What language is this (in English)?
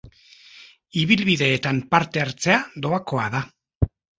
Basque